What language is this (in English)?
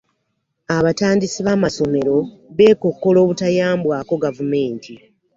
Ganda